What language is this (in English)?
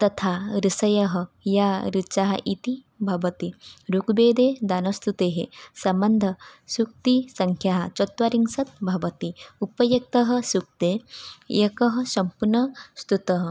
Sanskrit